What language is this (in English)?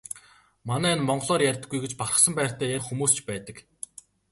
Mongolian